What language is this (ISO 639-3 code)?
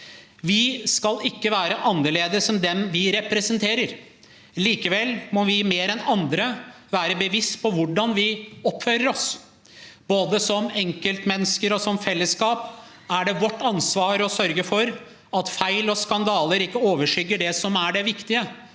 nor